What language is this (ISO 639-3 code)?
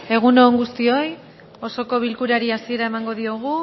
eus